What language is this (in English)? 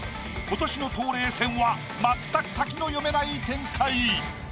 Japanese